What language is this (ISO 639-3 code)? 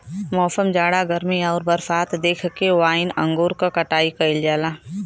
bho